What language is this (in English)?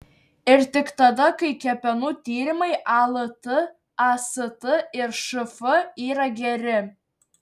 Lithuanian